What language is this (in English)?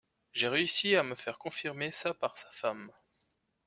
French